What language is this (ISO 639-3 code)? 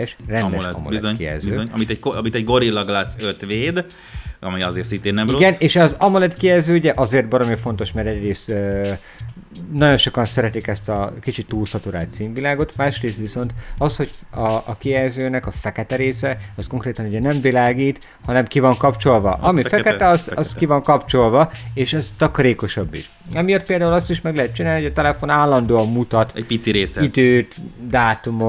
hun